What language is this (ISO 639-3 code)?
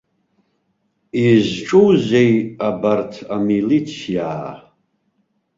abk